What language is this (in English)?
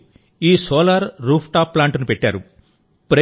Telugu